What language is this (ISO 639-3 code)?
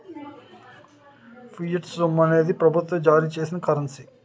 tel